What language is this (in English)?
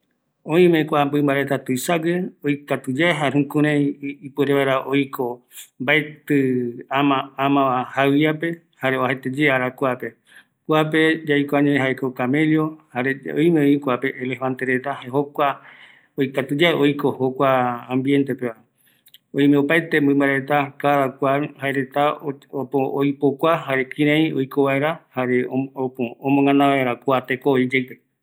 Eastern Bolivian Guaraní